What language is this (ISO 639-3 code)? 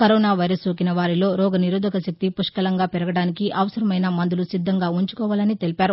tel